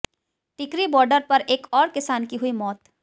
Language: Hindi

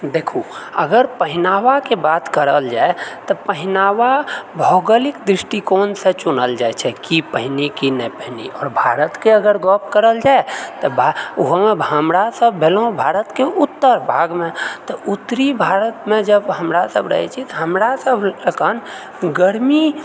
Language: Maithili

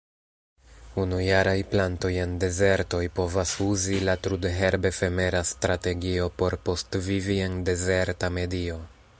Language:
Esperanto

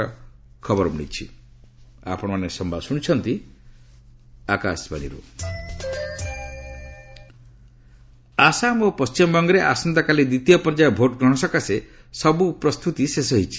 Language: Odia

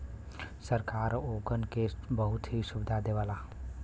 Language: Bhojpuri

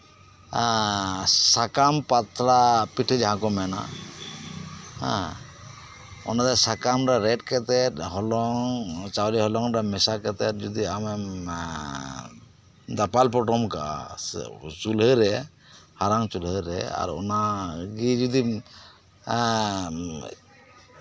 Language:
Santali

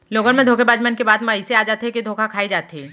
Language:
Chhattisgarhi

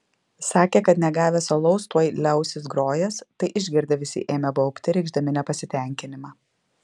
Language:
Lithuanian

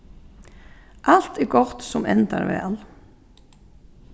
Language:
Faroese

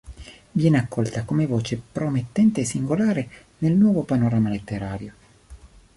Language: Italian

